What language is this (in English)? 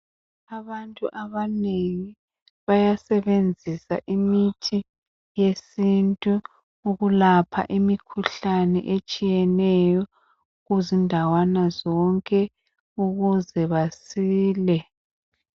North Ndebele